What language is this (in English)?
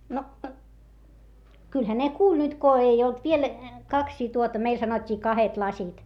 Finnish